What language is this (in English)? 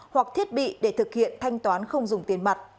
Vietnamese